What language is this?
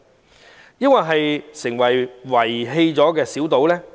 Cantonese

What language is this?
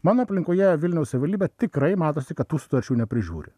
Lithuanian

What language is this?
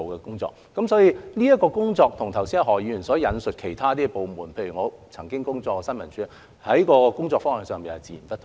Cantonese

